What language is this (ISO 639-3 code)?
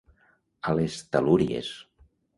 cat